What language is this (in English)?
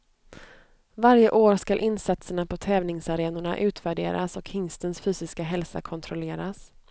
Swedish